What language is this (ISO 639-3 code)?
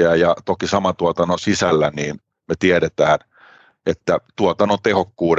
fin